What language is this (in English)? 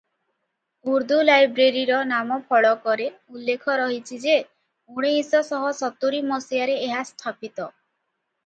Odia